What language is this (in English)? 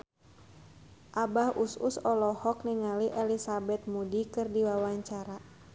Sundanese